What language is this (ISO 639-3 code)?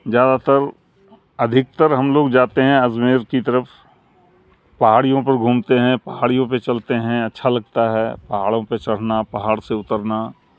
urd